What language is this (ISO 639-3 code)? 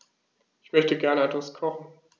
deu